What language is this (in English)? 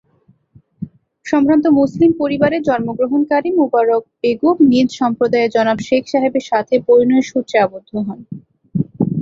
Bangla